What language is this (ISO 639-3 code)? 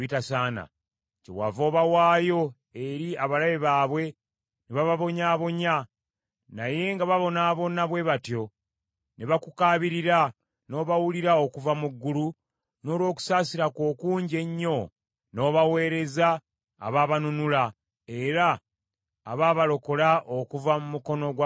lug